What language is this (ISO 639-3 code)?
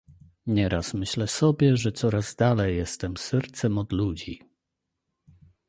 pol